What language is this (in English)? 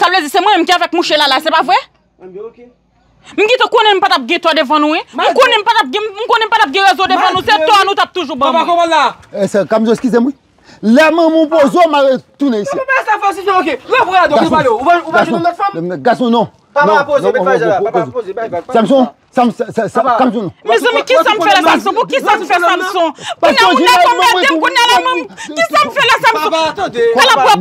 French